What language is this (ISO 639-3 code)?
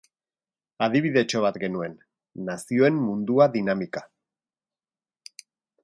eus